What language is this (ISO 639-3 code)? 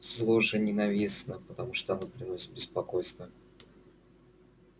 rus